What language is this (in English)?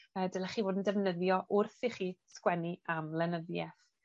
Welsh